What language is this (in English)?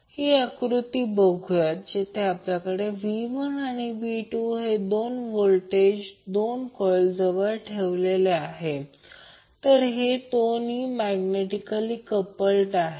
Marathi